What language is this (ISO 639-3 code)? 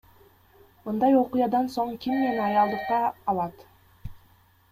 kir